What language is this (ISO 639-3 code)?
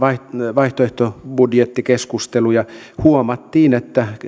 fin